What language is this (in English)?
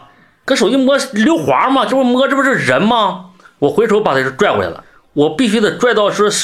Chinese